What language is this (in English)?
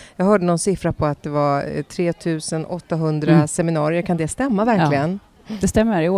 Swedish